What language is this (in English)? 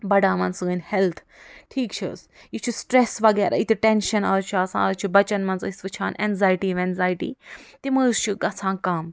Kashmiri